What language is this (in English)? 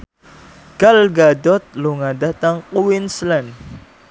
Javanese